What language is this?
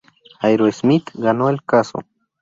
Spanish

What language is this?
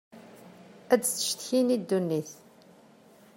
Kabyle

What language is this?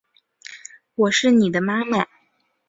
Chinese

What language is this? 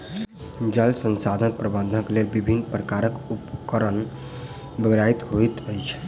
Maithili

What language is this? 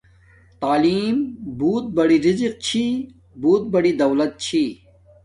Domaaki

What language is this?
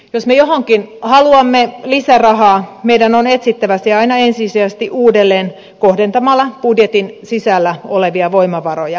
Finnish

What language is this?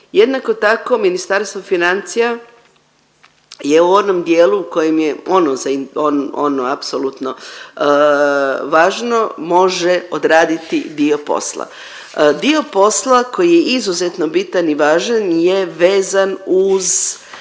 Croatian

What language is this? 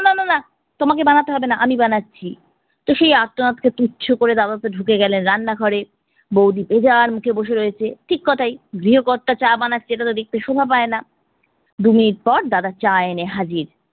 Bangla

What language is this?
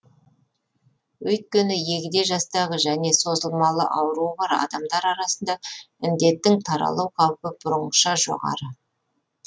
Kazakh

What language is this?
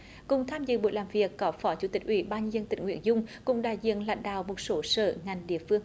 Vietnamese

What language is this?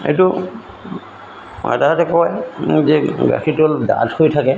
Assamese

